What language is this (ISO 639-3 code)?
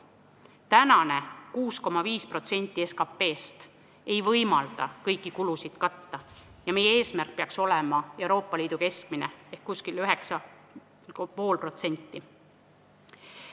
est